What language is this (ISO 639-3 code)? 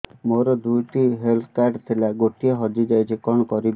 ori